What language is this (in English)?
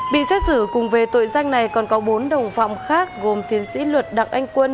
Vietnamese